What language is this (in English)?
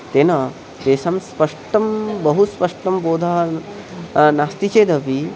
Sanskrit